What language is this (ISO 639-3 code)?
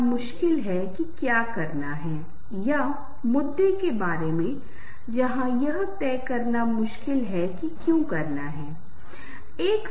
hin